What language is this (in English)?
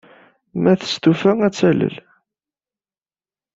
Kabyle